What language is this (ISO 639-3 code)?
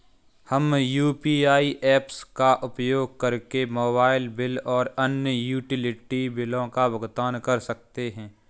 hin